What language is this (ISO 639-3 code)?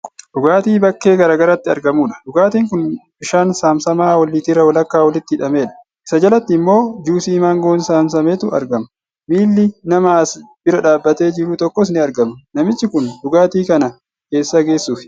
orm